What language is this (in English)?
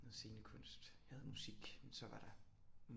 Danish